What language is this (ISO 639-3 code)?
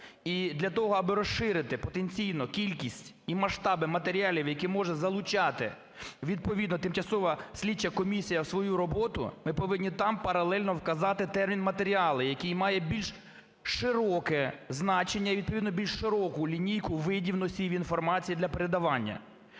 ukr